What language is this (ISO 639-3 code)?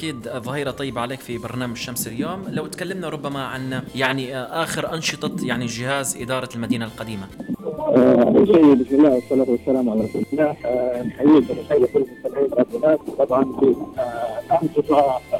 ara